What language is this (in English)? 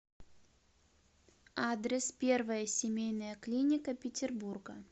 Russian